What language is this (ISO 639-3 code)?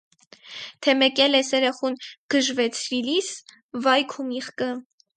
hye